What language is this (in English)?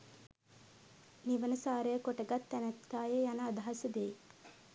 Sinhala